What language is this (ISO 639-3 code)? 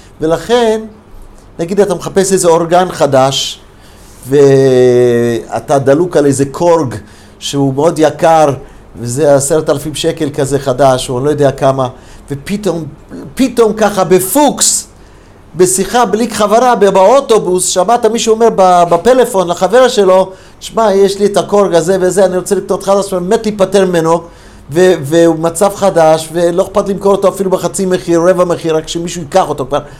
heb